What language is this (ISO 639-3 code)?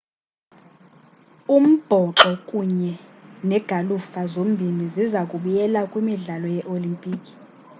xho